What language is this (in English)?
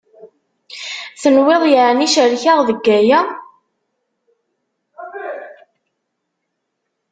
Kabyle